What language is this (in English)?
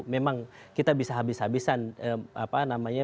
Indonesian